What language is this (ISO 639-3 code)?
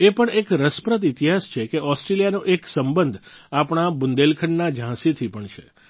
guj